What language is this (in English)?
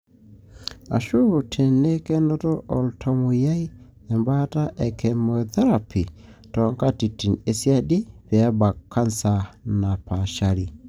Masai